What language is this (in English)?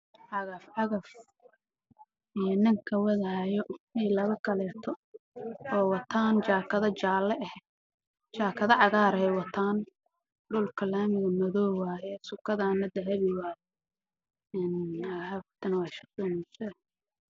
Somali